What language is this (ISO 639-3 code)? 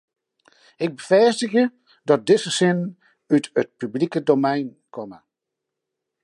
fry